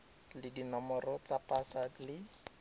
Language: Tswana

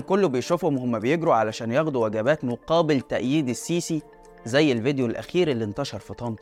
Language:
Arabic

